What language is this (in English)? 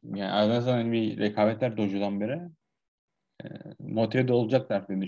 Turkish